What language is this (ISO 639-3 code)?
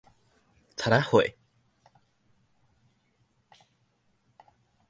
nan